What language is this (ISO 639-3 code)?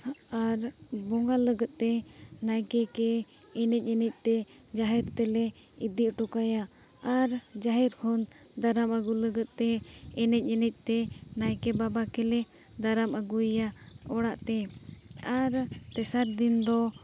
sat